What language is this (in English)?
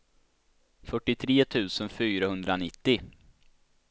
Swedish